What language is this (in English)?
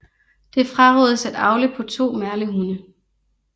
Danish